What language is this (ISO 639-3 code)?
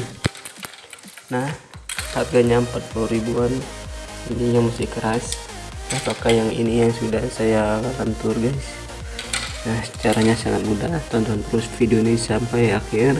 ind